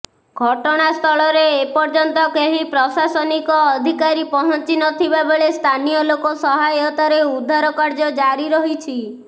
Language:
Odia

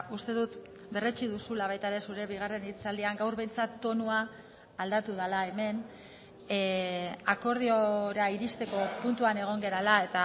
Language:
Basque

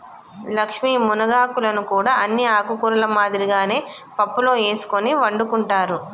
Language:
Telugu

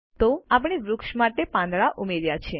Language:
Gujarati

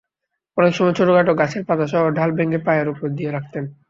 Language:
Bangla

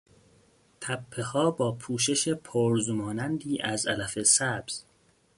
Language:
Persian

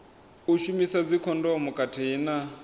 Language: Venda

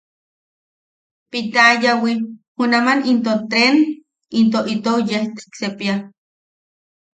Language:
Yaqui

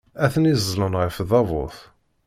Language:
Kabyle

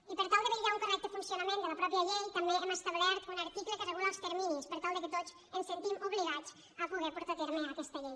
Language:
Catalan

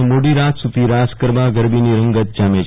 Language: Gujarati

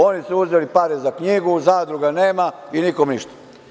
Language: Serbian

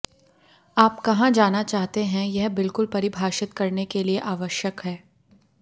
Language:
Hindi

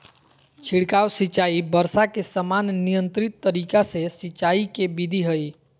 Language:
Magahi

